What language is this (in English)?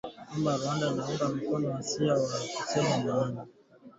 Swahili